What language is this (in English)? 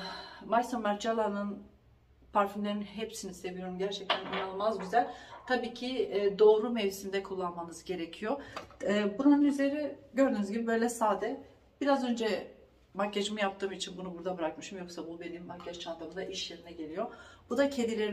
Turkish